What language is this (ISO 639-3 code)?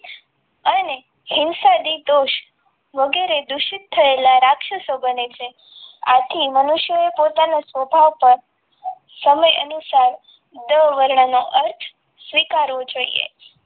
guj